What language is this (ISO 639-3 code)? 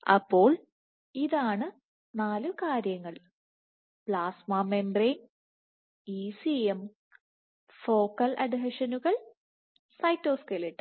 mal